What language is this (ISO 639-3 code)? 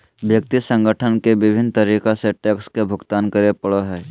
mag